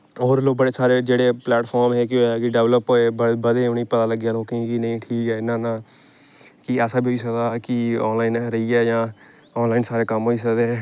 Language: Dogri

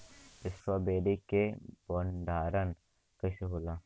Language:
Bhojpuri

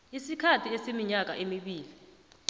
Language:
South Ndebele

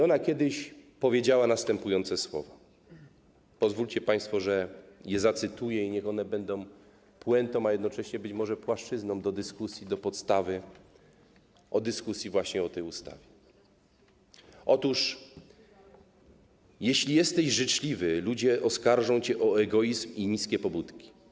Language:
Polish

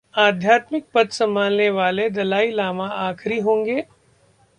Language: Hindi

